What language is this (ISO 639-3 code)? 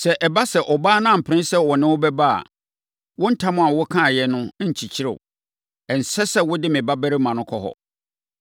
aka